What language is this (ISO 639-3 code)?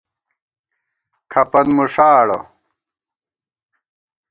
gwt